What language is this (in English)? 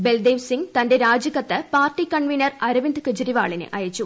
Malayalam